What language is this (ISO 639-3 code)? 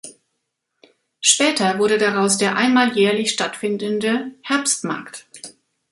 deu